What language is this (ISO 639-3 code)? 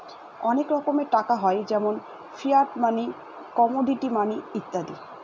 ben